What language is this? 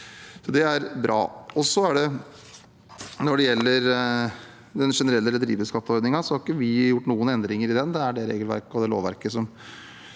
Norwegian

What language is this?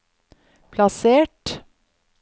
Norwegian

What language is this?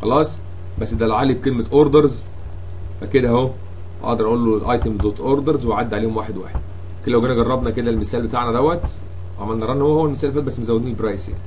Arabic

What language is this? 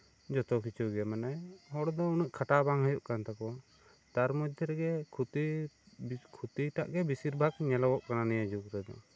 Santali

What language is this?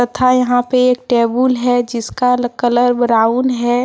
Hindi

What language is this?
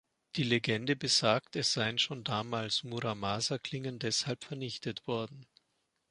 German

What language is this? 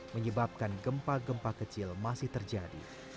Indonesian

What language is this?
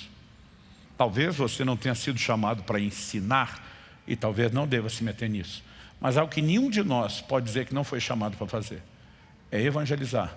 Portuguese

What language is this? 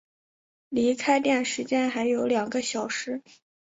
Chinese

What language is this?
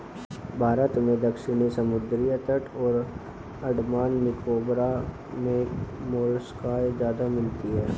Hindi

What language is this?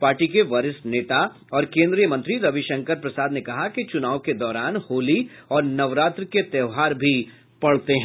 Hindi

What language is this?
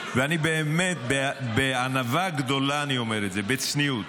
Hebrew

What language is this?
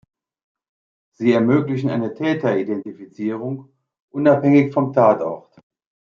German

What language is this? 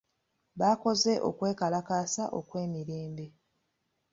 Ganda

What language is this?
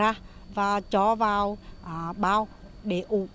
Vietnamese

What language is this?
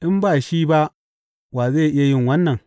Hausa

